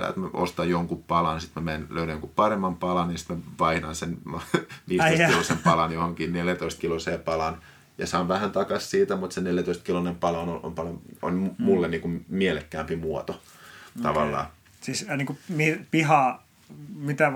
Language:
Finnish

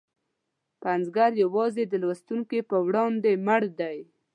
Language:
Pashto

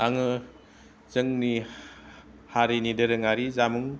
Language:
Bodo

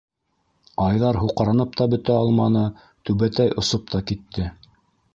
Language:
Bashkir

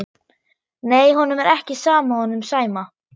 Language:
Icelandic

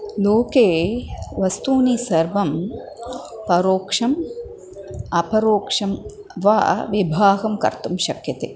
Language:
Sanskrit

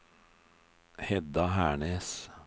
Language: Norwegian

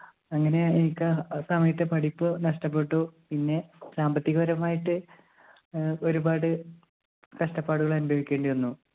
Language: Malayalam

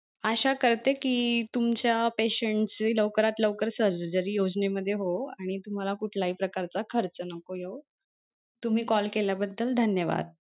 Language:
Marathi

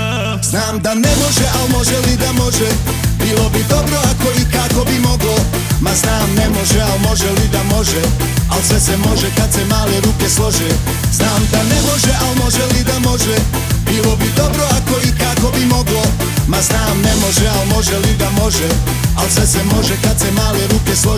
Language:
Croatian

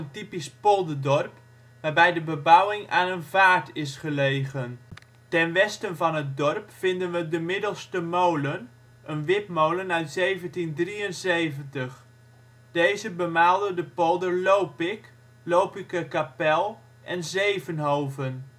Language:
Dutch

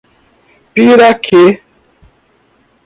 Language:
Portuguese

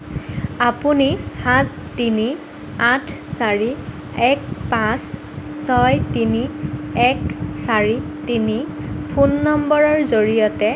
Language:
Assamese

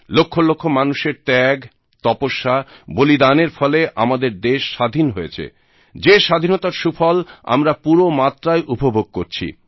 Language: Bangla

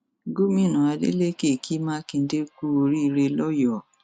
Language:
Yoruba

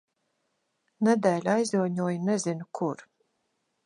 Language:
Latvian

